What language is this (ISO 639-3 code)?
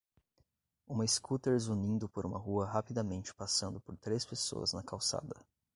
por